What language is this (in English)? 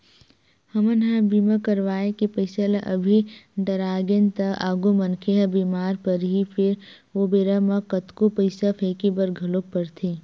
Chhattisgarhi